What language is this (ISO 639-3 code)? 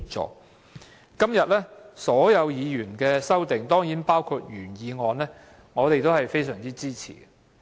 yue